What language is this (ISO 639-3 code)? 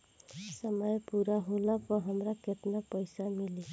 bho